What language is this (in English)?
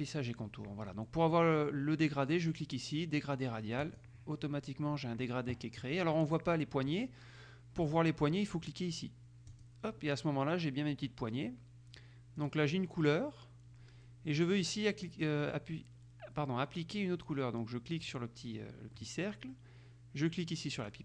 French